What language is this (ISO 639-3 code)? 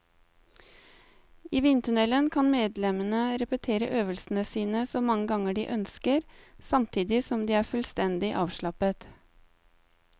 nor